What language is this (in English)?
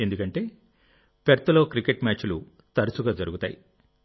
Telugu